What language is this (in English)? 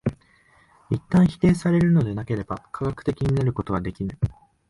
Japanese